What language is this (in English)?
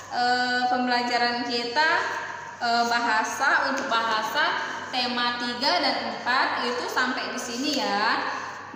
Indonesian